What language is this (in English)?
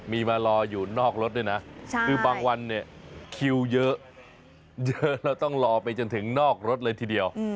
Thai